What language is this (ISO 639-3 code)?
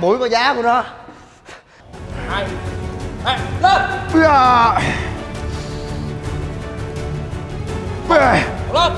vie